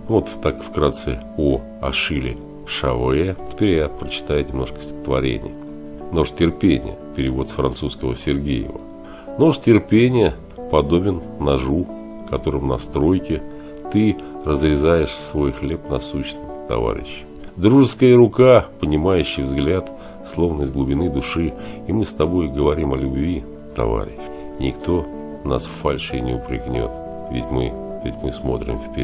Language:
Russian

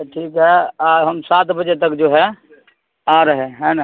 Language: Urdu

